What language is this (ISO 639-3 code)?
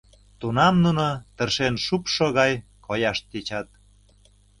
chm